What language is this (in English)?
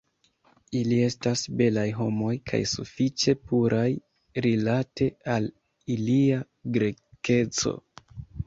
Esperanto